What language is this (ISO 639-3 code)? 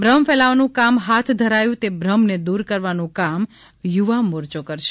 guj